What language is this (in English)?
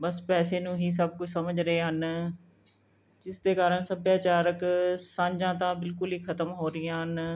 Punjabi